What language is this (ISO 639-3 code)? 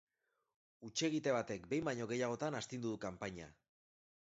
eus